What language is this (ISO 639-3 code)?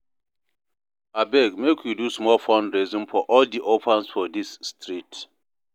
pcm